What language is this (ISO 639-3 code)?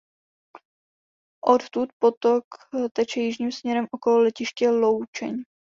ces